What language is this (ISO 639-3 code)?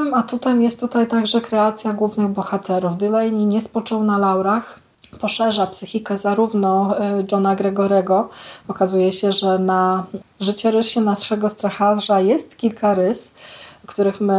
pol